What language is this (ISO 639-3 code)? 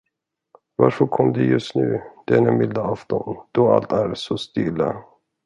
swe